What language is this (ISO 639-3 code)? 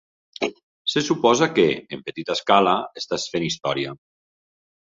cat